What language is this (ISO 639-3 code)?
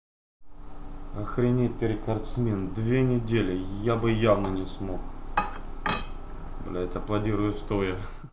rus